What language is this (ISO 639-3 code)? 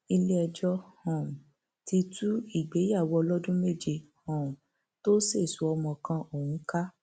yor